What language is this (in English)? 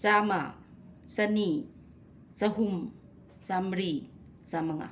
Manipuri